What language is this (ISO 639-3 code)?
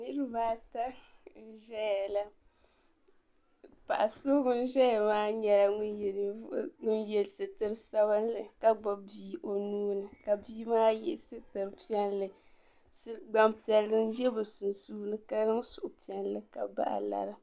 dag